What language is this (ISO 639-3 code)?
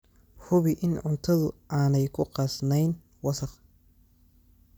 som